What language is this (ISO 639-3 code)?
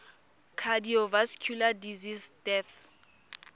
tsn